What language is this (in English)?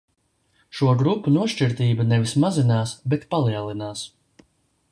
Latvian